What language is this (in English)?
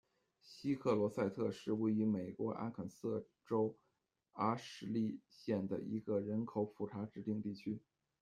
Chinese